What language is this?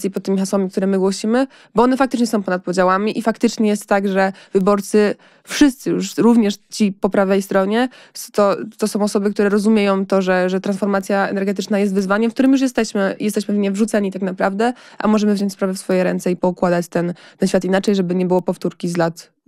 Polish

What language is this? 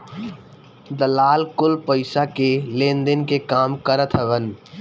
Bhojpuri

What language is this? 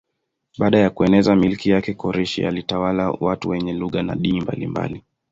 Swahili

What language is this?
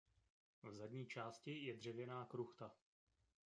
Czech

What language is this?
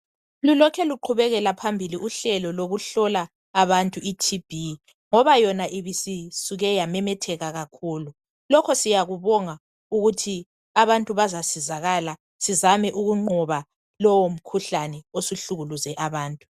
North Ndebele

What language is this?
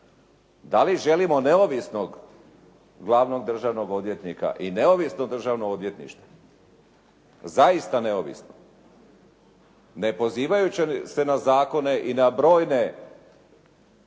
Croatian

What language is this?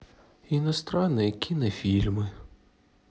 Russian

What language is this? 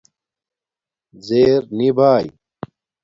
Domaaki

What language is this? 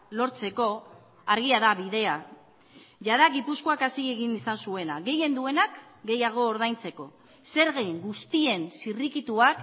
Basque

